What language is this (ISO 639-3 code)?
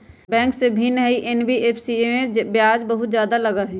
mag